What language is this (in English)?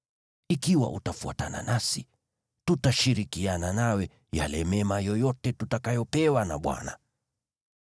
Swahili